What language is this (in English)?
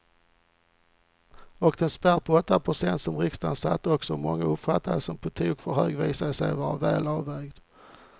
Swedish